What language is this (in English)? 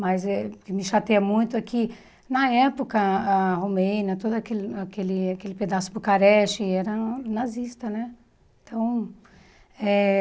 Portuguese